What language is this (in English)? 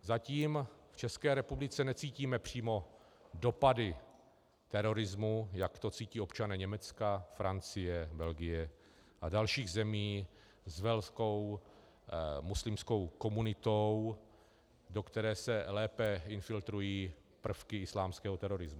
Czech